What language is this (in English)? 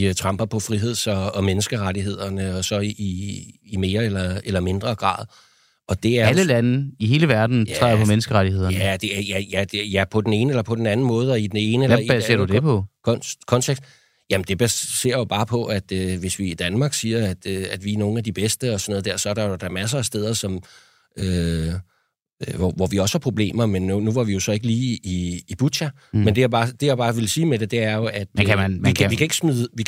Danish